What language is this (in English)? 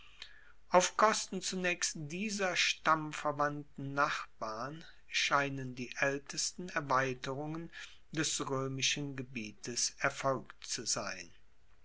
German